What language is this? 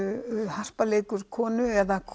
Icelandic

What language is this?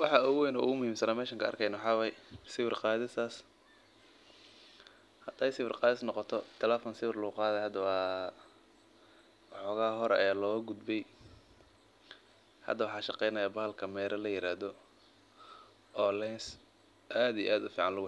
Somali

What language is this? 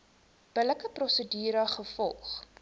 Afrikaans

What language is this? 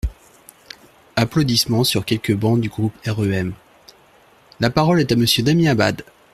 French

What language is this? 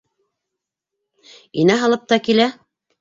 Bashkir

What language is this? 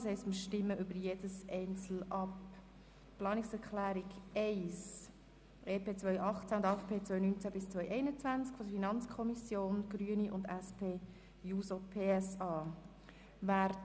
Swiss German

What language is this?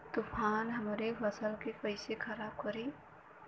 Bhojpuri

